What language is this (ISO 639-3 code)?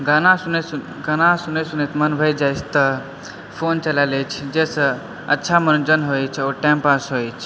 mai